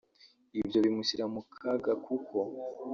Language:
Kinyarwanda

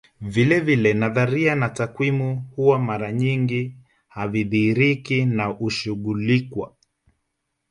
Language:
Swahili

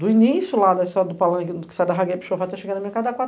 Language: Portuguese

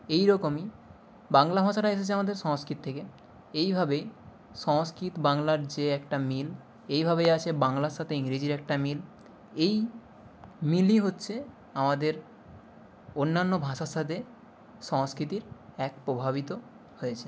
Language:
Bangla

